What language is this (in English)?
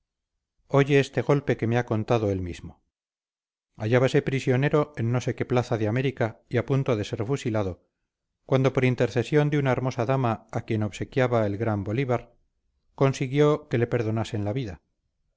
Spanish